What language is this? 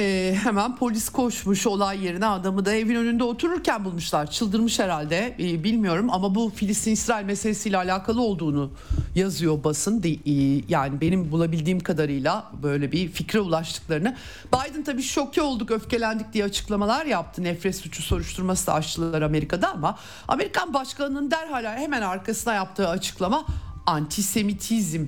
Turkish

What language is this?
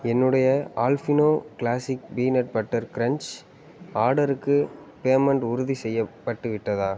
Tamil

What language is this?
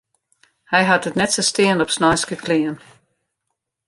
Western Frisian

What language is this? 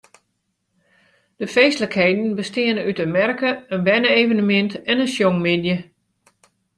Western Frisian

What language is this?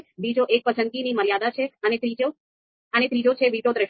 Gujarati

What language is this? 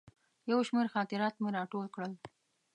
Pashto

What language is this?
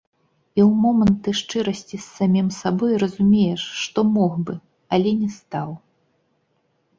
Belarusian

